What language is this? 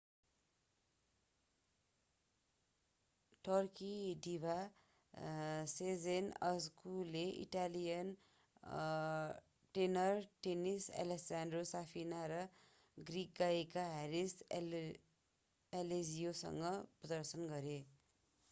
Nepali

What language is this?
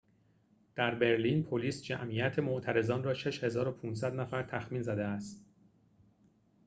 Persian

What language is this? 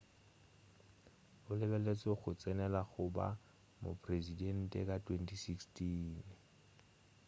Northern Sotho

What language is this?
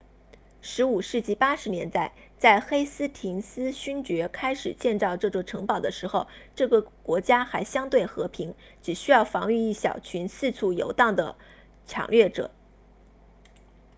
Chinese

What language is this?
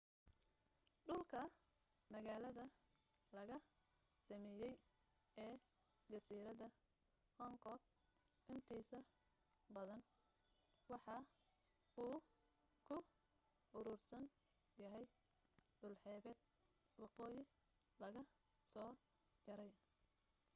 Somali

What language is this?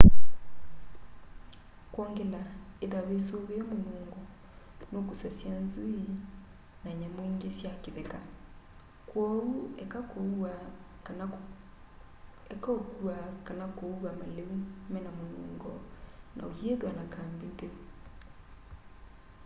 Kamba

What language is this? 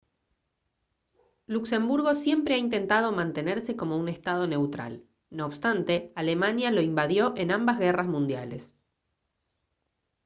Spanish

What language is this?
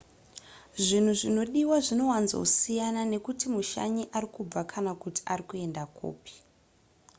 Shona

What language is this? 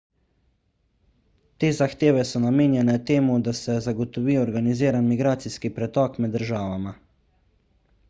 Slovenian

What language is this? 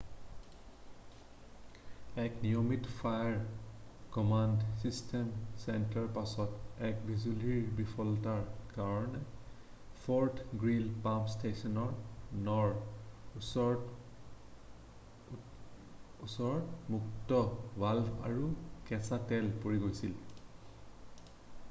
Assamese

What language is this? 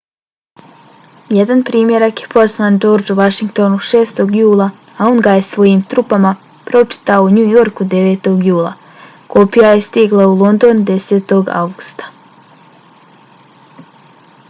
Bosnian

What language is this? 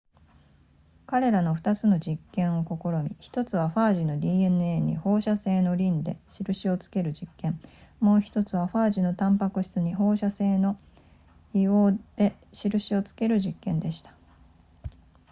Japanese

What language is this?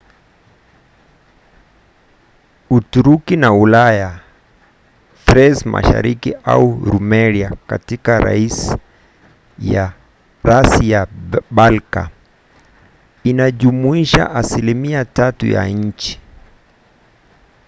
Swahili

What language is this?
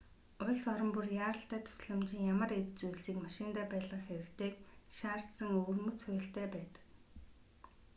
Mongolian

